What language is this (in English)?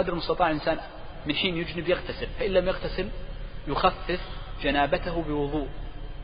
Arabic